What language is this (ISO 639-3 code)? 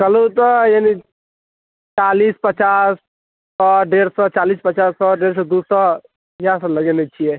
mai